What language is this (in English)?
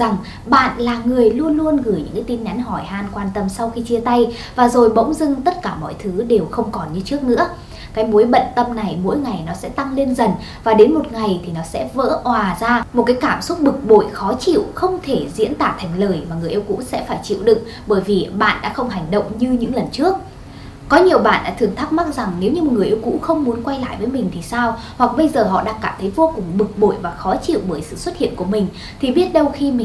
Vietnamese